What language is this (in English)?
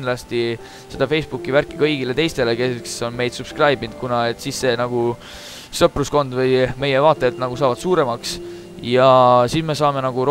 Finnish